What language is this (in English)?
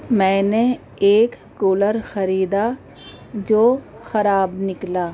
Urdu